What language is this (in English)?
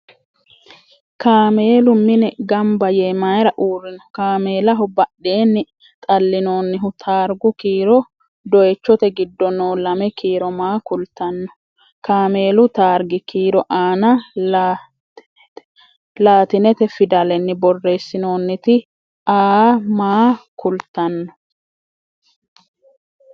Sidamo